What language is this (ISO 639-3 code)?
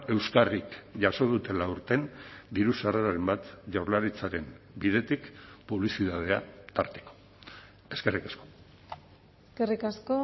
eus